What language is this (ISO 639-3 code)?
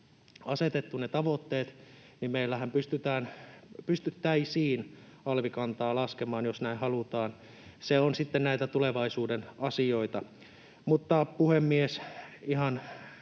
fin